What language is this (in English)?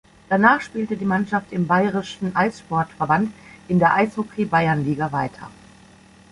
German